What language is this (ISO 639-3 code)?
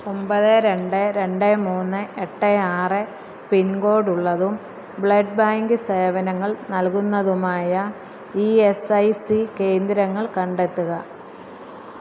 mal